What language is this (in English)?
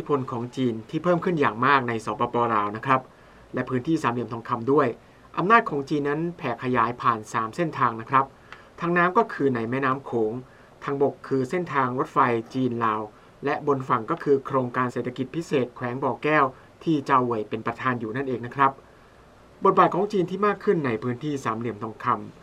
Thai